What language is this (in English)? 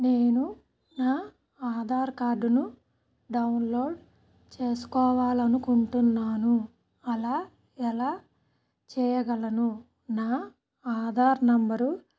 Telugu